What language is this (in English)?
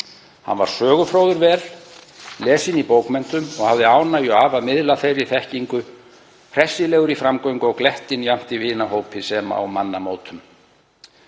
Icelandic